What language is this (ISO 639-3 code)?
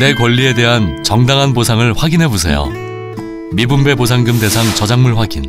kor